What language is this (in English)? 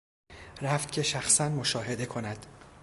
Persian